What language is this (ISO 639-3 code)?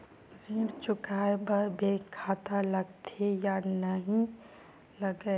hne